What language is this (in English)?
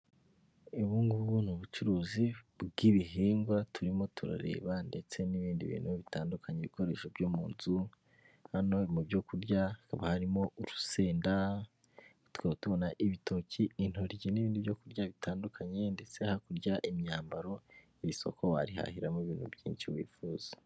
Kinyarwanda